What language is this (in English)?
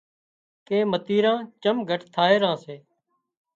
Wadiyara Koli